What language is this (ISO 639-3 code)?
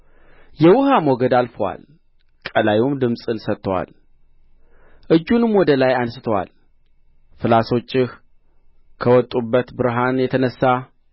amh